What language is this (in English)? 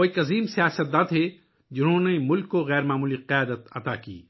Urdu